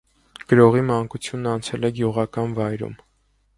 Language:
Armenian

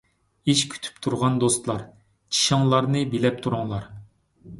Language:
Uyghur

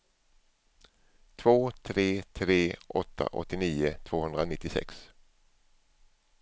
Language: Swedish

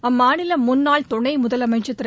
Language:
Tamil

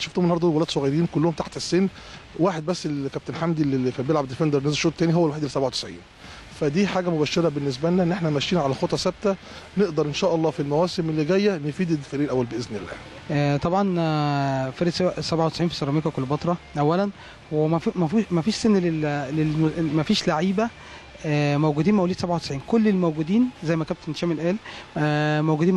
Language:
Arabic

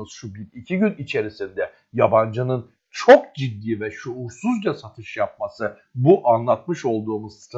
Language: Turkish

